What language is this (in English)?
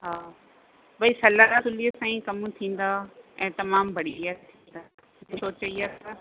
Sindhi